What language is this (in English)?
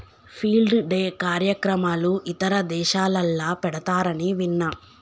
Telugu